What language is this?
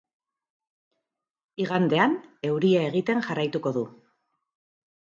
Basque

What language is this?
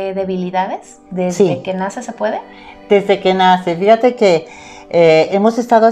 Spanish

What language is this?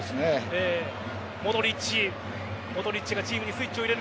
Japanese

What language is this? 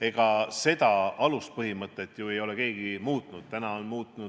Estonian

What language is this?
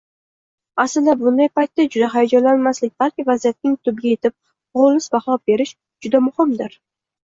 Uzbek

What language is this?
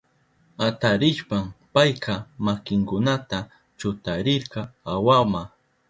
Southern Pastaza Quechua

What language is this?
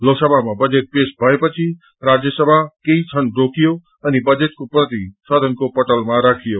Nepali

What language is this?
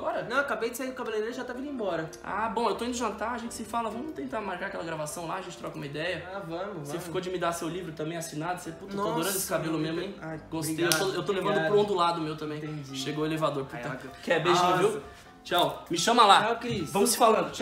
Portuguese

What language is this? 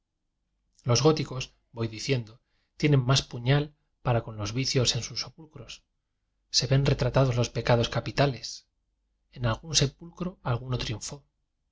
Spanish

